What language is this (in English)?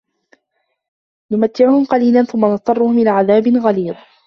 Arabic